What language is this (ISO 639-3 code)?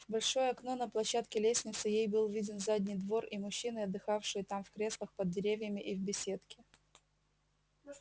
rus